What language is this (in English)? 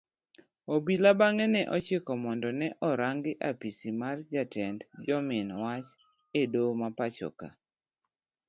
Luo (Kenya and Tanzania)